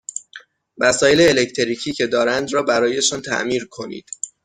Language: Persian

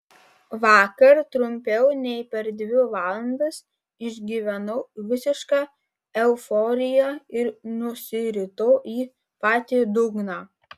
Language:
Lithuanian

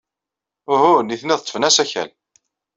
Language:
Kabyle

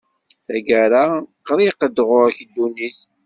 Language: Kabyle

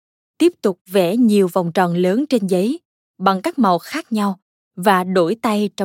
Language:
Vietnamese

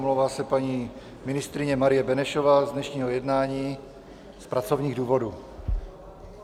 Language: Czech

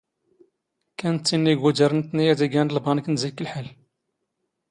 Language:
Standard Moroccan Tamazight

